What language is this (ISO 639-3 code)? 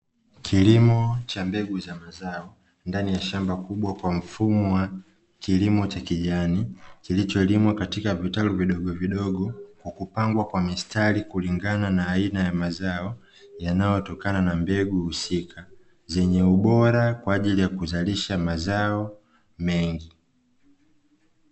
swa